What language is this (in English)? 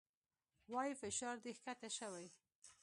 Pashto